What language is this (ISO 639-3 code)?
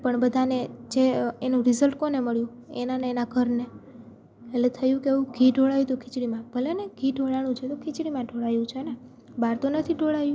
guj